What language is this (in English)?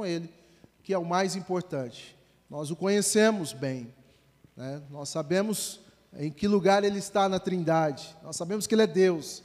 Portuguese